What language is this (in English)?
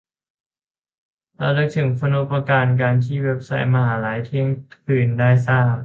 Thai